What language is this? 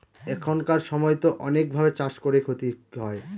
Bangla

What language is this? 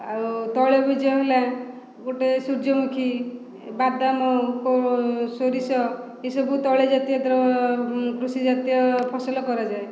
Odia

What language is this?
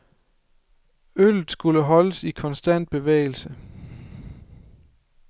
Danish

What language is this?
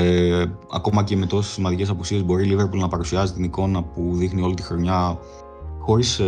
Greek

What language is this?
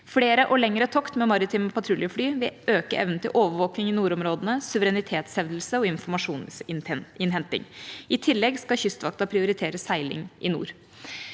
Norwegian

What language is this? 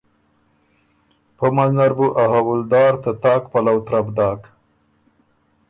Ormuri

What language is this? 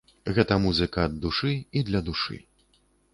Belarusian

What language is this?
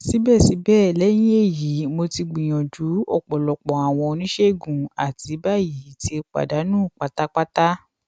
Yoruba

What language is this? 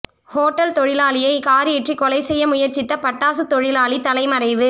Tamil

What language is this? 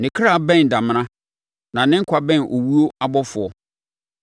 Akan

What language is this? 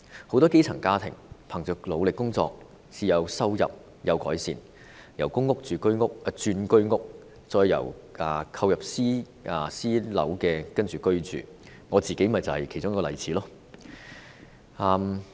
Cantonese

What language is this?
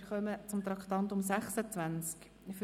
Swiss German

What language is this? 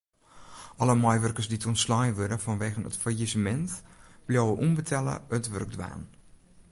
Western Frisian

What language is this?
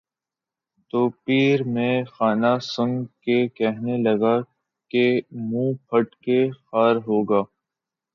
Urdu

